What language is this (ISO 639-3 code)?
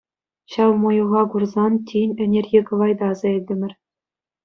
chv